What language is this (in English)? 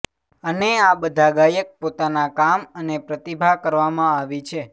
Gujarati